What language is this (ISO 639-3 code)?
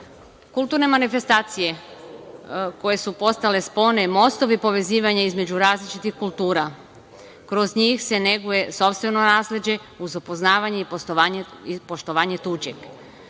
srp